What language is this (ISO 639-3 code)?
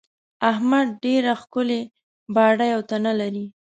pus